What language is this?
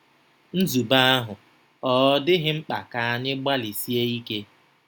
Igbo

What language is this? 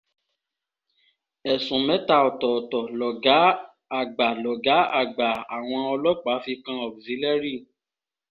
Yoruba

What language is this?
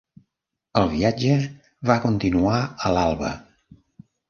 Catalan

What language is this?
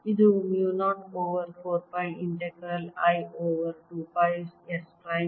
Kannada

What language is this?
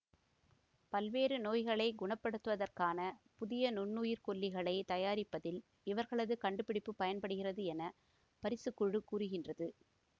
Tamil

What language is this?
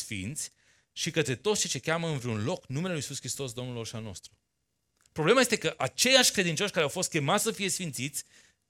Romanian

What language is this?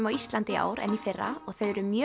Icelandic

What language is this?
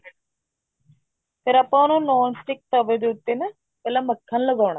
Punjabi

